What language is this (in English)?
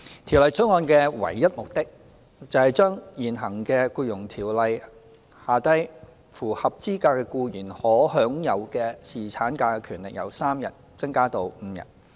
Cantonese